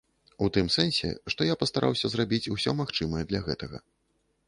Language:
Belarusian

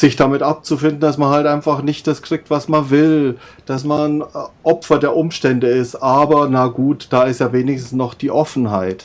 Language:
German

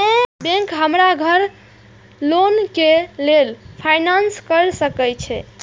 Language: Maithili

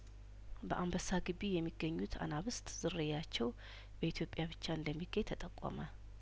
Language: Amharic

